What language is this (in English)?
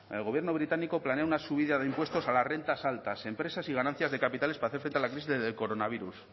Spanish